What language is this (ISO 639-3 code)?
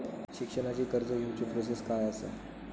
mar